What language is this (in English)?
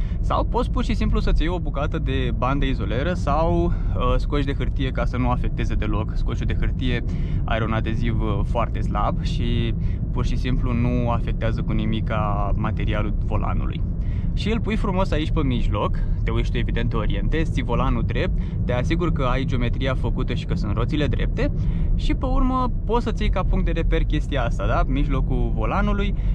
Romanian